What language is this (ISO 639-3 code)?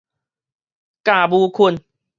nan